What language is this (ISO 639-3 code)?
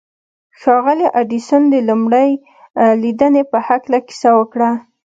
pus